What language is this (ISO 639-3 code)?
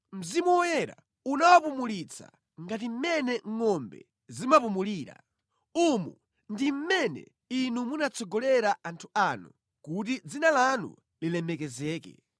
nya